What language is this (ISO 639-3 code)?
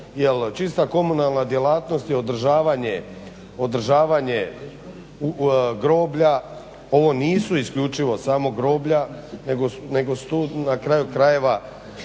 hrv